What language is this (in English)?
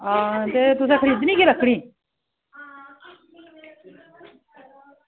Dogri